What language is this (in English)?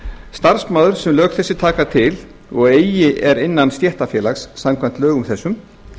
Icelandic